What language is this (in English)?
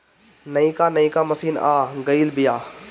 Bhojpuri